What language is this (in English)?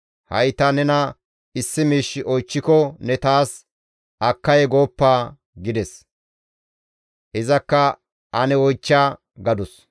Gamo